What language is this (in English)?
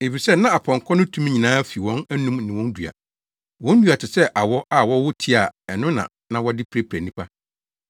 Akan